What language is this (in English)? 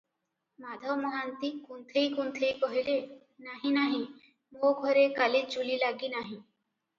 Odia